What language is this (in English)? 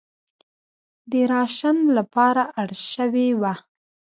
Pashto